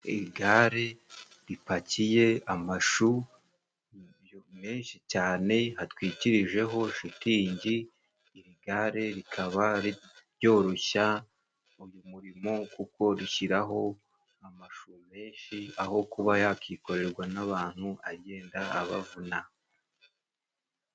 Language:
Kinyarwanda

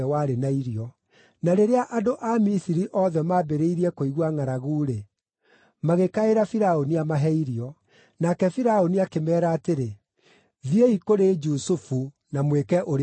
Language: Kikuyu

